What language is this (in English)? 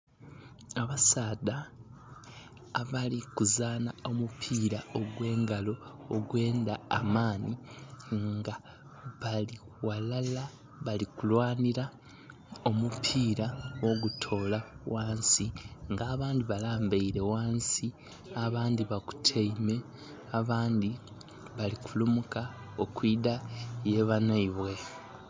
Soga